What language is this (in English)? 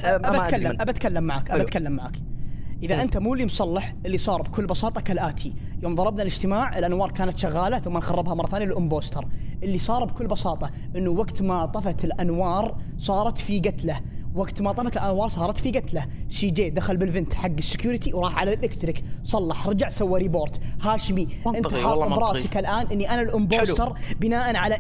Arabic